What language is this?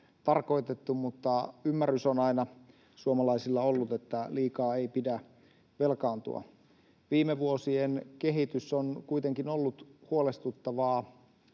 Finnish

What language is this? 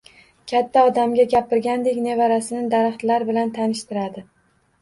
Uzbek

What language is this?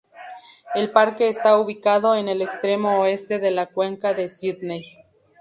Spanish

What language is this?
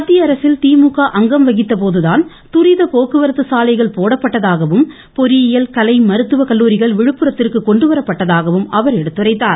Tamil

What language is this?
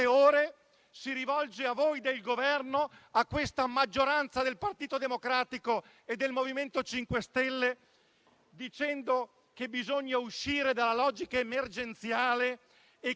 Italian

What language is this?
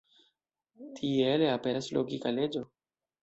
Esperanto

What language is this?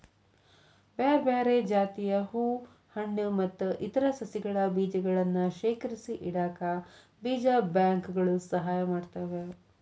Kannada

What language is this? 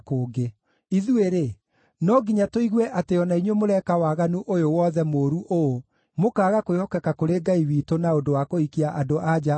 Kikuyu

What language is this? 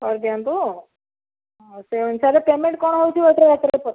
Odia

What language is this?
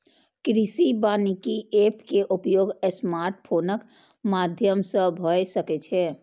Maithili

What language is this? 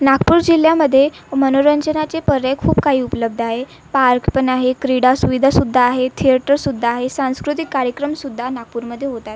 Marathi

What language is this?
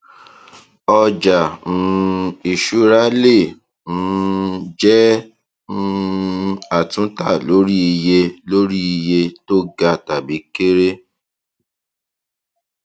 Yoruba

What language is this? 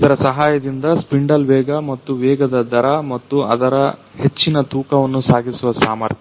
Kannada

